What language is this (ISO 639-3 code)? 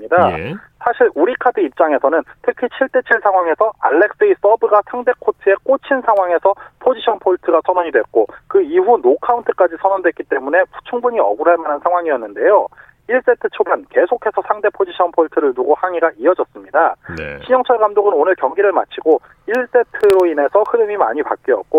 kor